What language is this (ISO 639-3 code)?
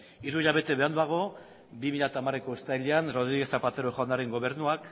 eus